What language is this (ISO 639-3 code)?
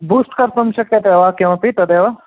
san